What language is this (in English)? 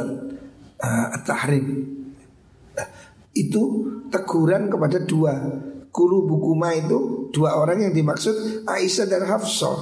Indonesian